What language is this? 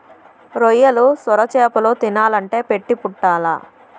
Telugu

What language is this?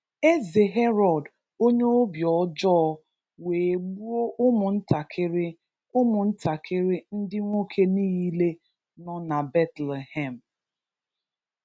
Igbo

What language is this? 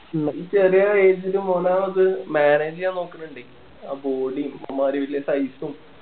Malayalam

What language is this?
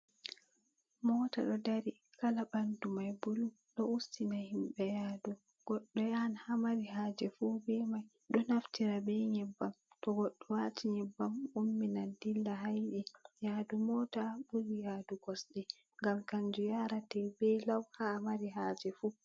Fula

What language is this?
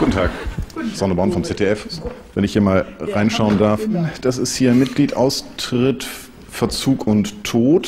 German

